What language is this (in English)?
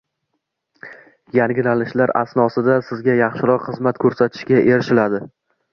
Uzbek